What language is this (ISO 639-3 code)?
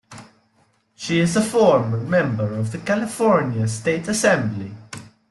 eng